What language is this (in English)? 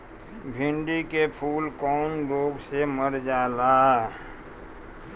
Bhojpuri